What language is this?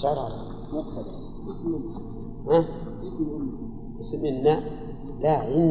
Arabic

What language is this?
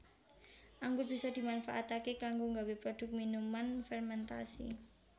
Javanese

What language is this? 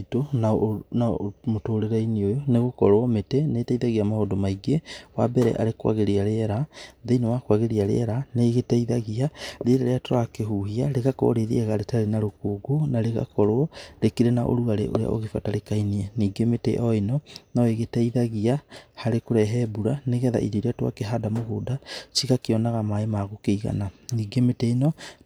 Kikuyu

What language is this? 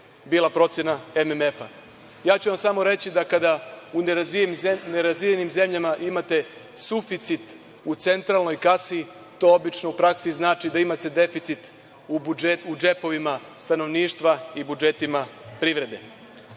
Serbian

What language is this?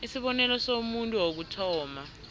South Ndebele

